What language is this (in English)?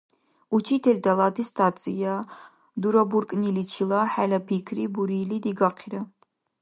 Dargwa